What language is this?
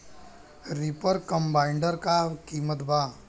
Bhojpuri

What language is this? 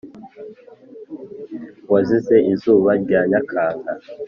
Kinyarwanda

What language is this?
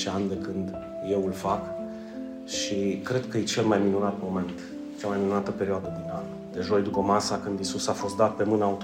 Romanian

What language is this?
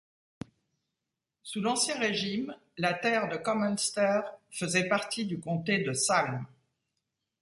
French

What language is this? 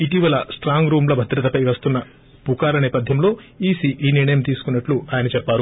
Telugu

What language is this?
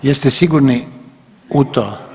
Croatian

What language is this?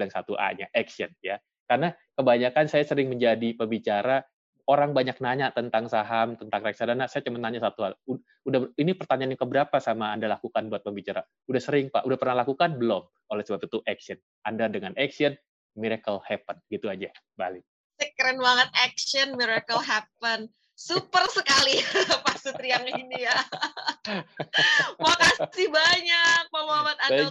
Indonesian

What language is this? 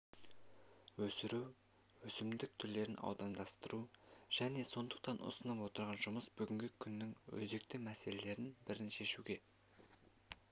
Kazakh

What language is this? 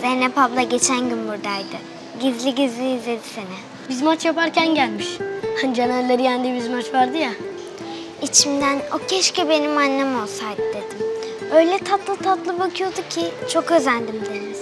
Turkish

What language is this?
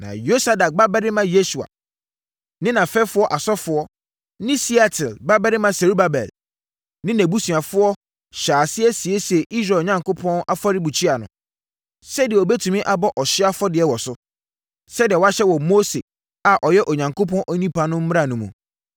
Akan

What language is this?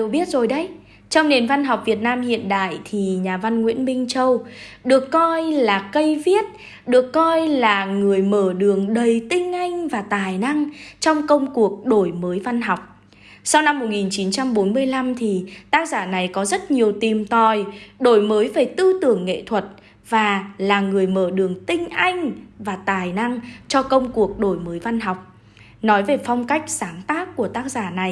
Vietnamese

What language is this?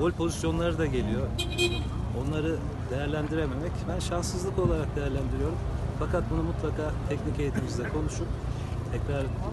Turkish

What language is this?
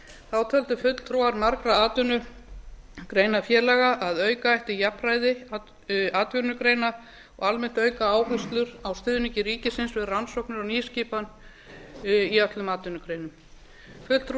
Icelandic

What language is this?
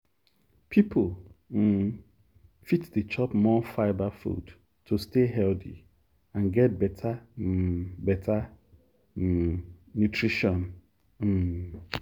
Nigerian Pidgin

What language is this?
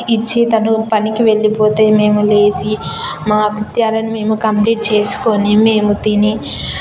Telugu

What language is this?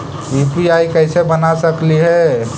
Magahi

